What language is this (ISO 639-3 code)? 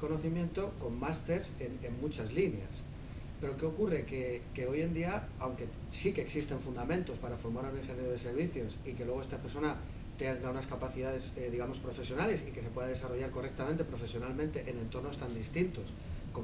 spa